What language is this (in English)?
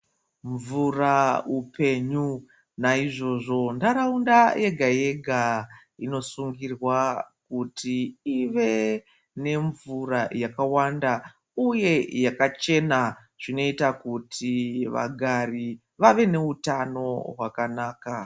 Ndau